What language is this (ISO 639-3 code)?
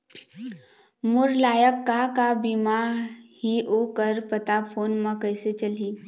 hne